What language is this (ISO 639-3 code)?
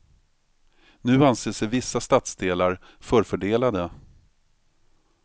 swe